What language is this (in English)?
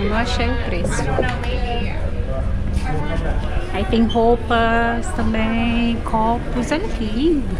Portuguese